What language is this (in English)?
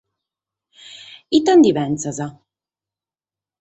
Sardinian